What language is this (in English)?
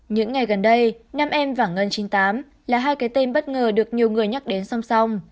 Vietnamese